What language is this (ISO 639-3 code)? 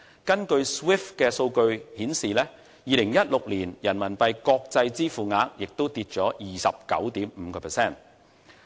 yue